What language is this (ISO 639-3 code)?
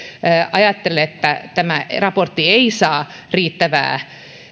fin